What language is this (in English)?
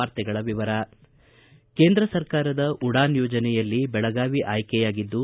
Kannada